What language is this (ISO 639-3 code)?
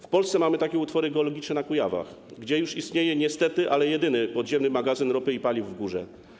pol